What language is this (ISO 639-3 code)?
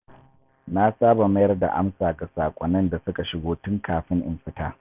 hau